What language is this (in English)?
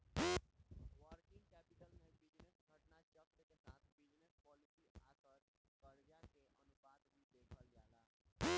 Bhojpuri